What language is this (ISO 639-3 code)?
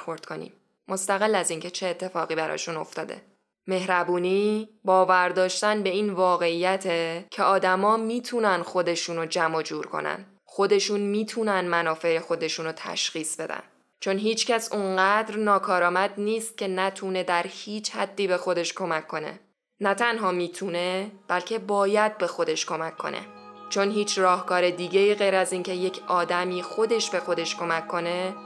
fas